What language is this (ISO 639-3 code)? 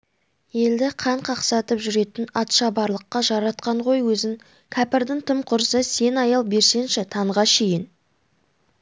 kaz